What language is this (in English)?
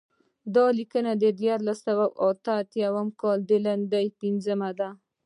Pashto